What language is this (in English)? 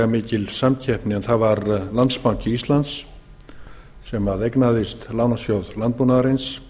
Icelandic